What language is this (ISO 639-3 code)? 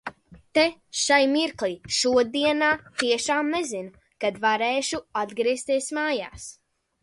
lav